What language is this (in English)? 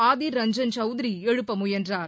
Tamil